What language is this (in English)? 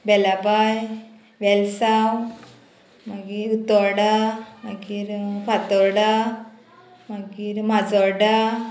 Konkani